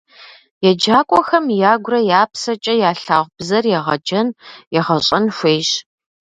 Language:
Kabardian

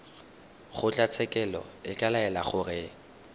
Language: Tswana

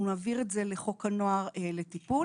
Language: Hebrew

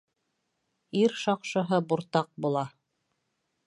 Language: Bashkir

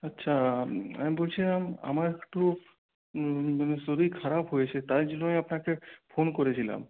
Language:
Bangla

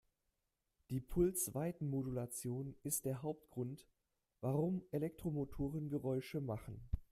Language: German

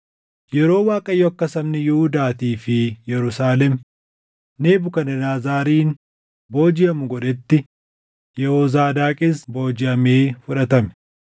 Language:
Oromo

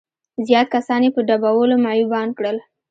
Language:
Pashto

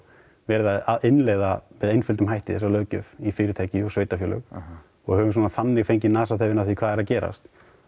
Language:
Icelandic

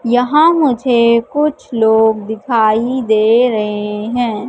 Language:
Hindi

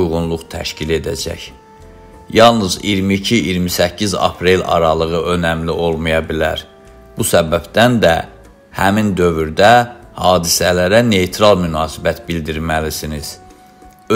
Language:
Turkish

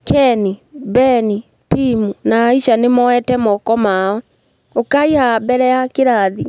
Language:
Kikuyu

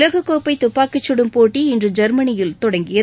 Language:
Tamil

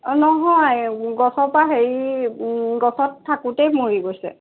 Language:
Assamese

